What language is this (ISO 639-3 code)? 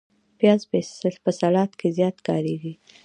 pus